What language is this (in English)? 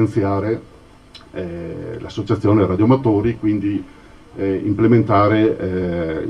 Italian